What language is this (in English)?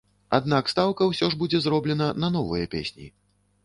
Belarusian